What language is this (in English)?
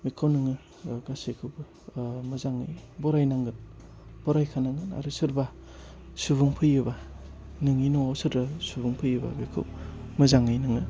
Bodo